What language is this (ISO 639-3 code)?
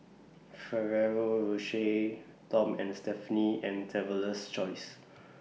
eng